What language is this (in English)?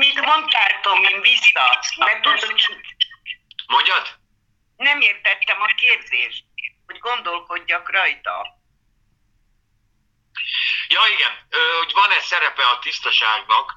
Hungarian